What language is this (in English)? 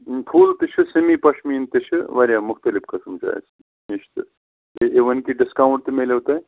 Kashmiri